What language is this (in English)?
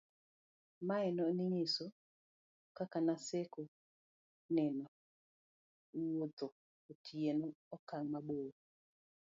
Luo (Kenya and Tanzania)